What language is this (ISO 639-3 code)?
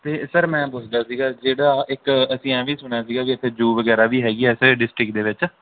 pan